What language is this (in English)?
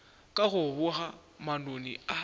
Northern Sotho